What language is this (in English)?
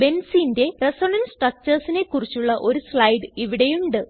Malayalam